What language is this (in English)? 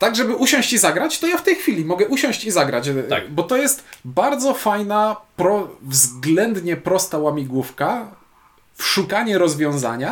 Polish